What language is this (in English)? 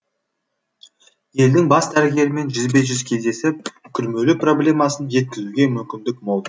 Kazakh